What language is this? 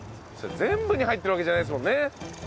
Japanese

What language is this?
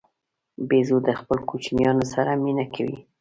Pashto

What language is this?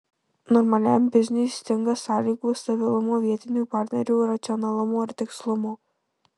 Lithuanian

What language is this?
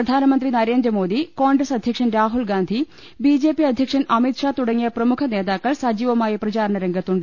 Malayalam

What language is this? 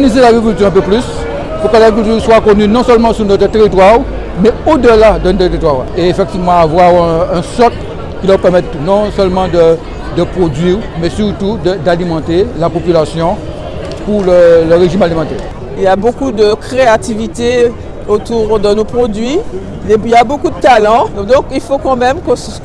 French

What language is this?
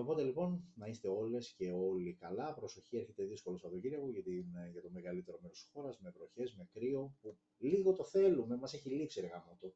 Greek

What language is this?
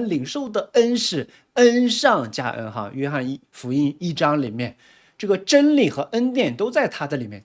Chinese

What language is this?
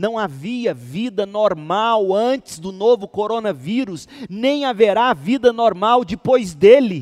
Portuguese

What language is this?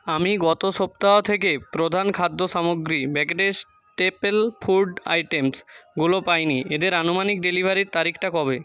Bangla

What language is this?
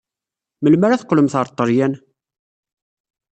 Kabyle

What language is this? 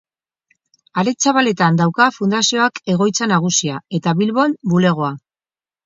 Basque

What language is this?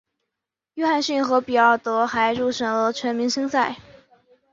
Chinese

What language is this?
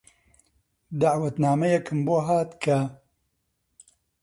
Central Kurdish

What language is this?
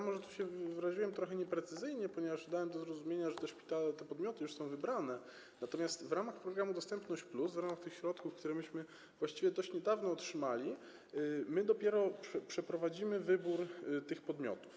Polish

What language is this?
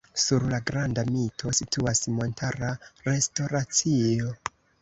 Esperanto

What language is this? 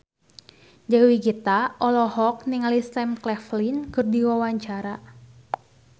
Sundanese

